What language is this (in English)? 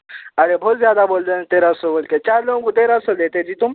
Urdu